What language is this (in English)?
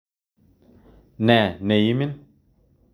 Kalenjin